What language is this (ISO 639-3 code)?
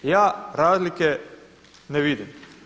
hrv